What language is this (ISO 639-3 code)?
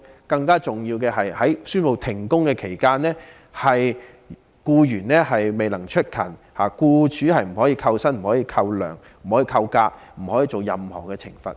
yue